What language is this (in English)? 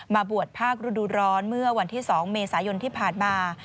Thai